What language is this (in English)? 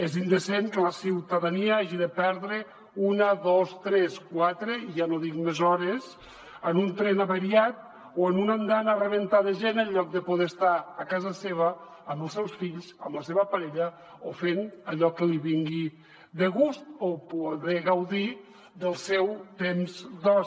Catalan